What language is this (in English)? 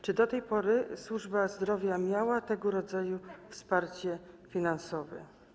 Polish